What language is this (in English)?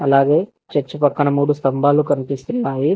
Telugu